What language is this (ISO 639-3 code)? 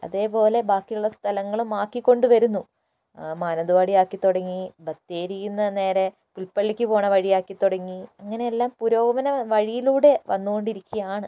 mal